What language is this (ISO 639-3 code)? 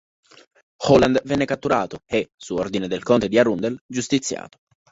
ita